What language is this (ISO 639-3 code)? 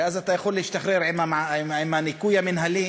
heb